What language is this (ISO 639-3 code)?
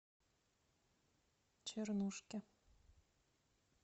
rus